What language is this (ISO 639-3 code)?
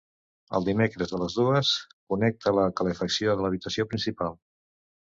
cat